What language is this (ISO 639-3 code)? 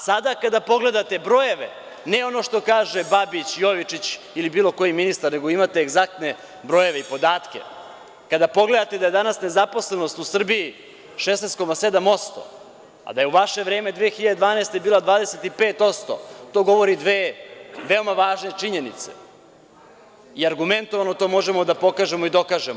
srp